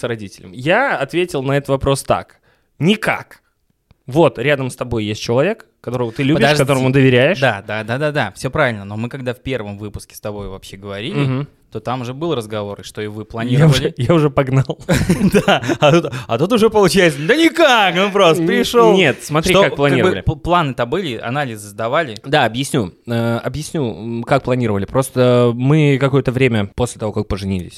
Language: Russian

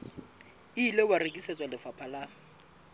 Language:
Southern Sotho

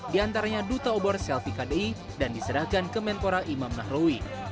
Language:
Indonesian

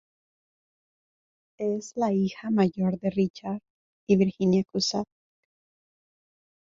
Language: Spanish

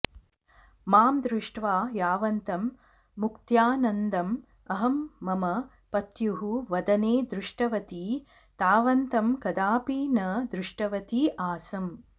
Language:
Sanskrit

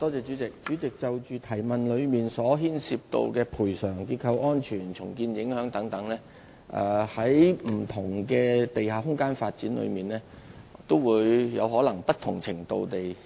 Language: Cantonese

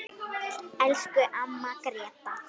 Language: Icelandic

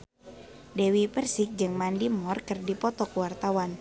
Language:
Sundanese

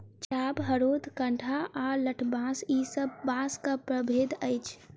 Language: Maithili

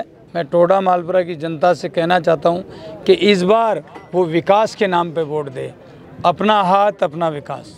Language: Hindi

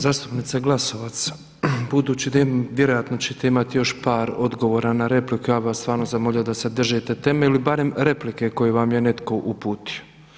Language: Croatian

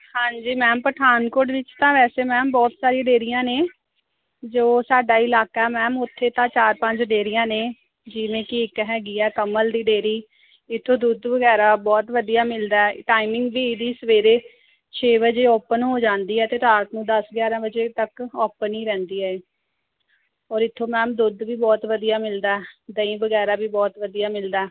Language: Punjabi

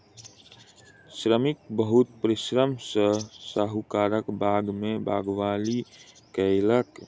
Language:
Maithili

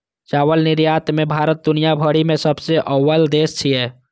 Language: Maithili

